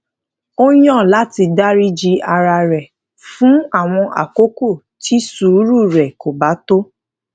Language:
Yoruba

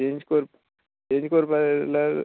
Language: Konkani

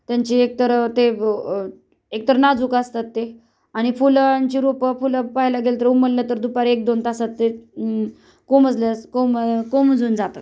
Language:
Marathi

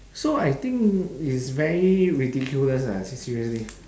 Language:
English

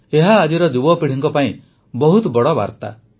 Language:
Odia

